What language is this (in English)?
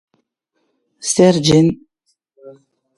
Occitan